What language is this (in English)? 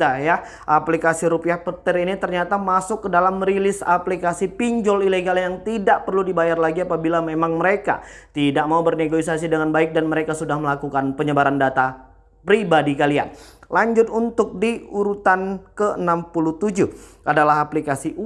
Indonesian